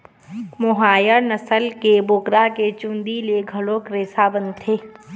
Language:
Chhattisgarhi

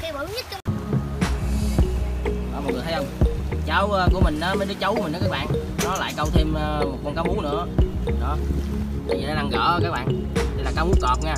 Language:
Vietnamese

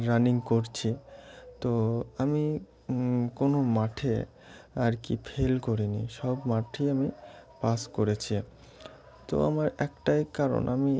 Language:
Bangla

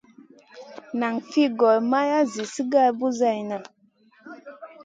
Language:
Masana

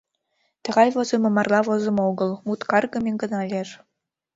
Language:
Mari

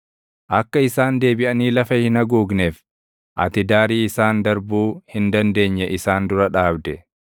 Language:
Oromo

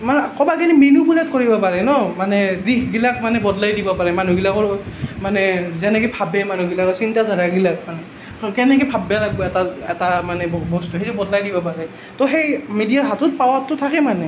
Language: Assamese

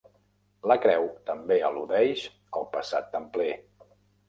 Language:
Catalan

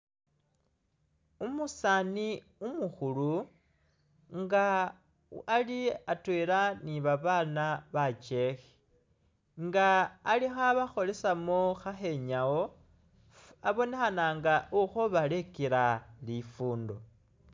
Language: Masaaba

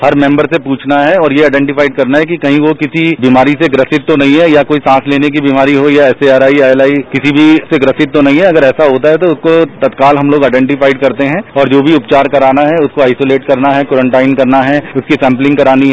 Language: Hindi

